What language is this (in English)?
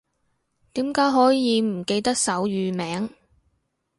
Cantonese